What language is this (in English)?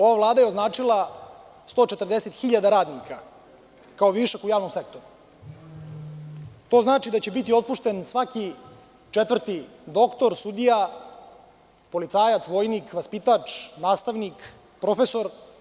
Serbian